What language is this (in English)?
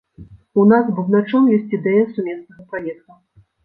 Belarusian